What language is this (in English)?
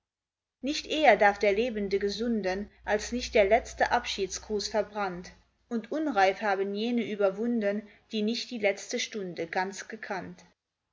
German